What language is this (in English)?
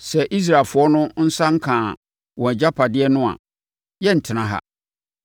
Akan